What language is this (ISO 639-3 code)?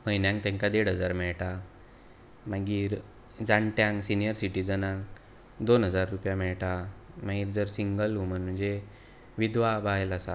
kok